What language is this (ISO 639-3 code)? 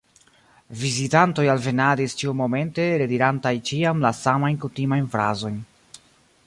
epo